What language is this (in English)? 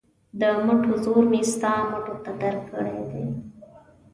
Pashto